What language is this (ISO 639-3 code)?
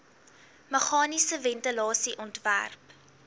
afr